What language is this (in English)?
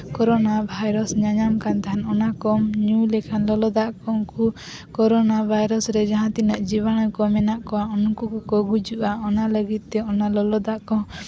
Santali